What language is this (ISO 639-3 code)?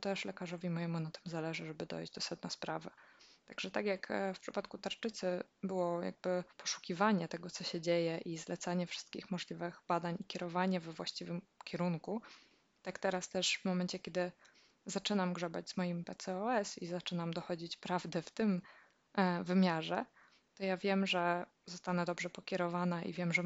pol